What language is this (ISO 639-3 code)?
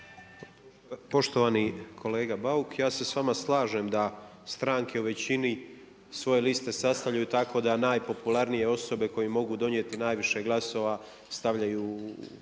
hrv